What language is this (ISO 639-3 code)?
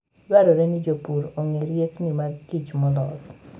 luo